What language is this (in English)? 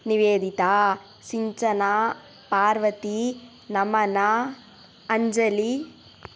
Sanskrit